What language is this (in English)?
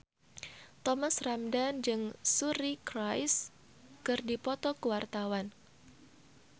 Sundanese